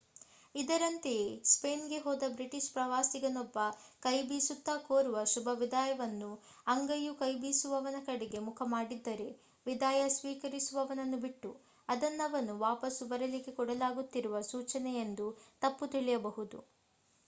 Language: Kannada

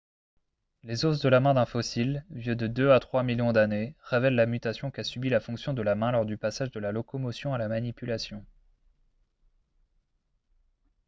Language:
French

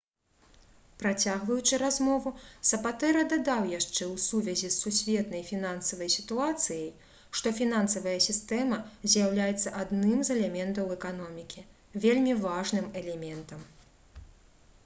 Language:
Belarusian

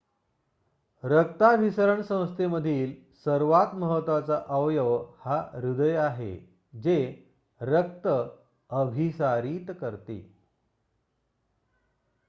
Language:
Marathi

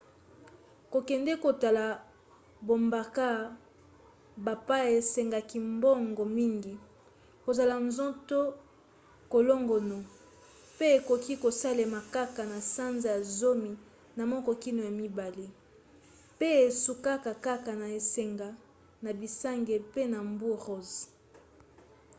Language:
Lingala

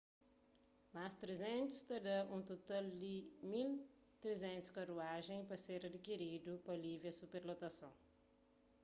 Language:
Kabuverdianu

